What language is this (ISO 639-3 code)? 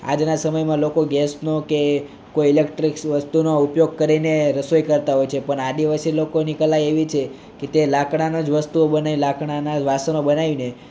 guj